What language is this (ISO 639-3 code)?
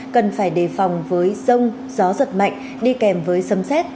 vie